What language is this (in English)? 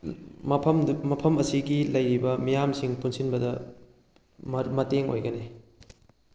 Manipuri